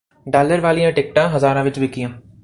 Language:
Punjabi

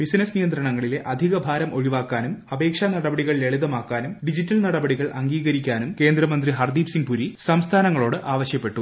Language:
Malayalam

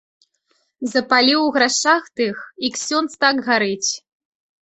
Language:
Belarusian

